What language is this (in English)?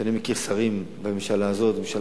Hebrew